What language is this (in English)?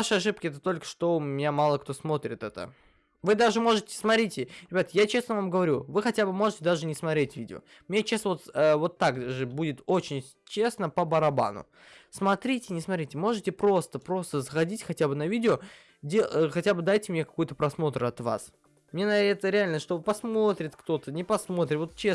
Russian